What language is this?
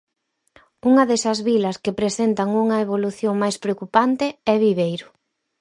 Galician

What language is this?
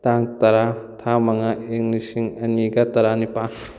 Manipuri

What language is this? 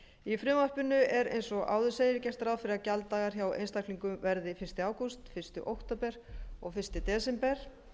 Icelandic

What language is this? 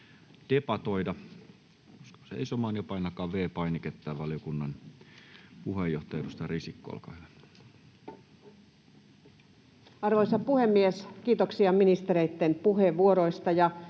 Finnish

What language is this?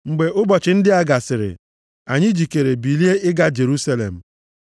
Igbo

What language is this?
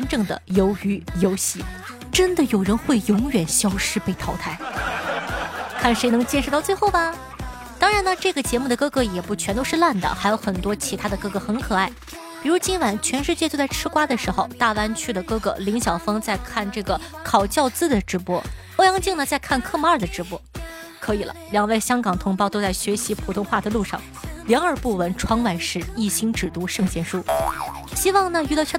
Chinese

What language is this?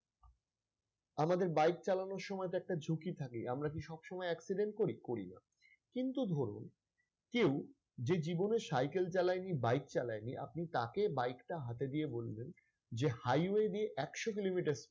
Bangla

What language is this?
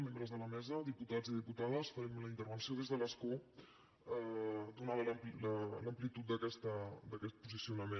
Catalan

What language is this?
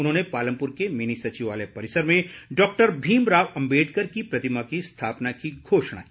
Hindi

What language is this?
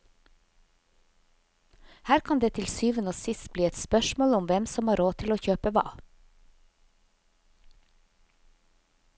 Norwegian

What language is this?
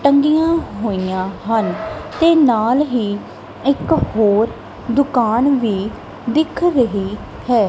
Punjabi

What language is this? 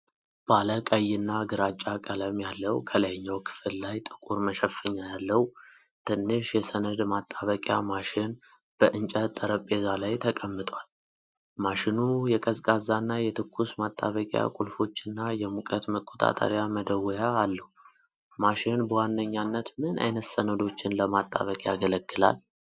Amharic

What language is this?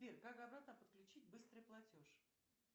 Russian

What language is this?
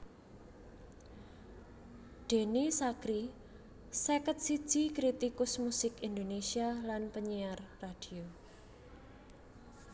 Javanese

